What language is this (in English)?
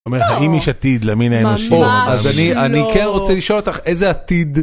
Hebrew